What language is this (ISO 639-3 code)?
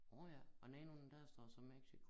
dan